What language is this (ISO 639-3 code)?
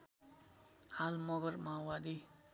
nep